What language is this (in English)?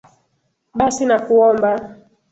Swahili